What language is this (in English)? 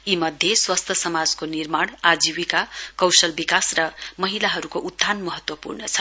Nepali